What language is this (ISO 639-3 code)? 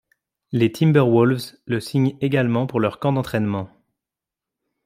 fra